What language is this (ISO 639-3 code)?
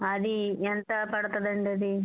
tel